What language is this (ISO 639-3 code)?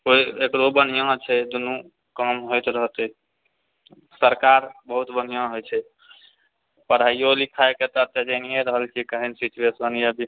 mai